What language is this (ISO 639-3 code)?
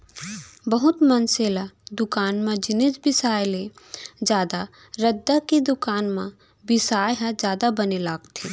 hne